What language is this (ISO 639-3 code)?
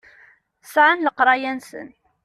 kab